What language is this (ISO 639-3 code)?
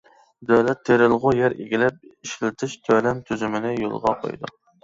uig